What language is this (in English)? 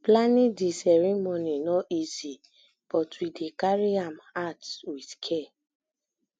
Nigerian Pidgin